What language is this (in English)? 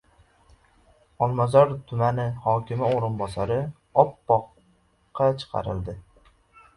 Uzbek